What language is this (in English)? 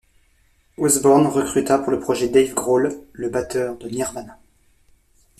French